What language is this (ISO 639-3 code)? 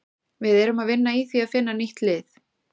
isl